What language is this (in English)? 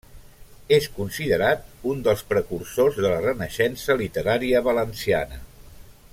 Catalan